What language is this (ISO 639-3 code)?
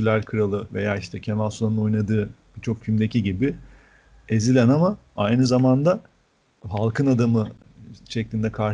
tur